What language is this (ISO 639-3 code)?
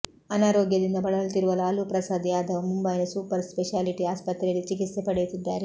kan